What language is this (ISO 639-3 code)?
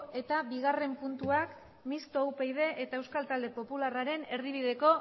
eus